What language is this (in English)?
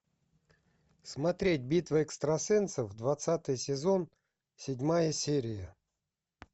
Russian